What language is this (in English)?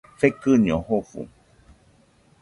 Nüpode Huitoto